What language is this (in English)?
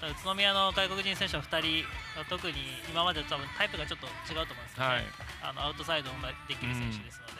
Japanese